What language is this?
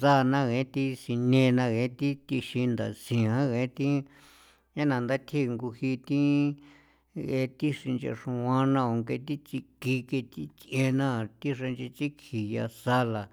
San Felipe Otlaltepec Popoloca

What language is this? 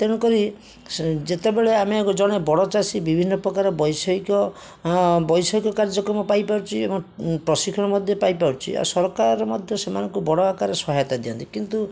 Odia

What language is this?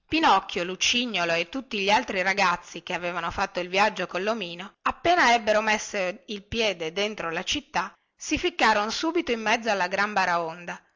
Italian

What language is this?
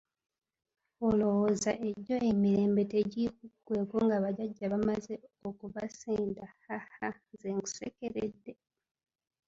Ganda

